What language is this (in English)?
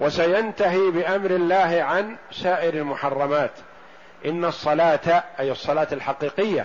Arabic